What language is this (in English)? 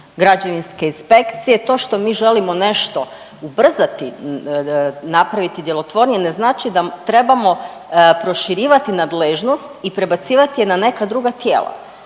Croatian